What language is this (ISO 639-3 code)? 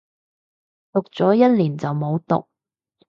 yue